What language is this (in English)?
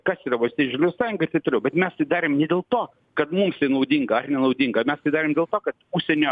Lithuanian